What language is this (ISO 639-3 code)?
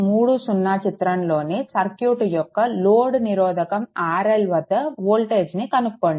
tel